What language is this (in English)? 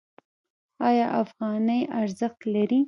Pashto